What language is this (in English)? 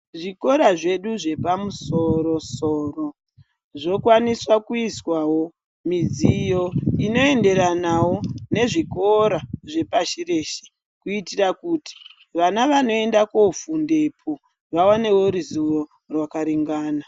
Ndau